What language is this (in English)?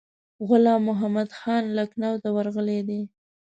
Pashto